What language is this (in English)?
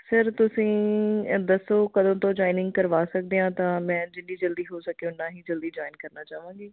Punjabi